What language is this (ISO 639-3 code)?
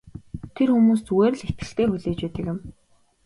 mon